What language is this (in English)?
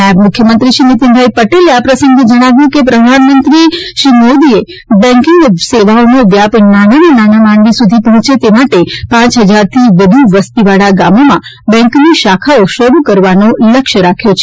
Gujarati